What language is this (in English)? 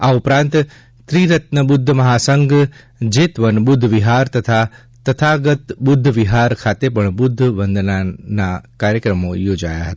Gujarati